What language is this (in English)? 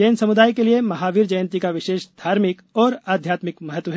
Hindi